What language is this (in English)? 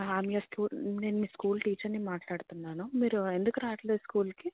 Telugu